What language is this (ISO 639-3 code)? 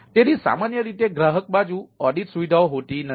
guj